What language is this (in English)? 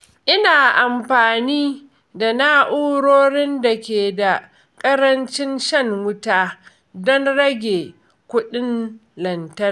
Hausa